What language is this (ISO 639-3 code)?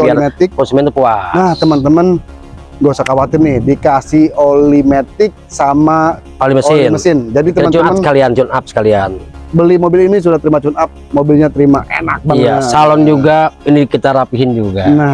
ind